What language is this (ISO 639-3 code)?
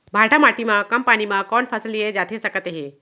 hne